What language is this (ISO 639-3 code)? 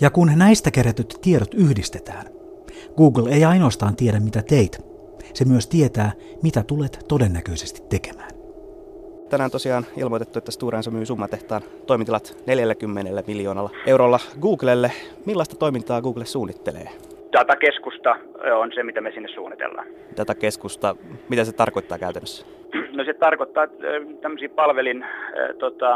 fin